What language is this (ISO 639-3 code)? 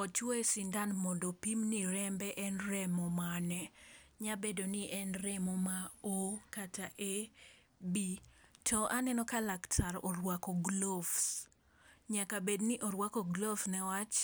luo